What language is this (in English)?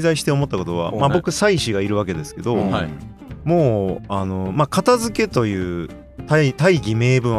Japanese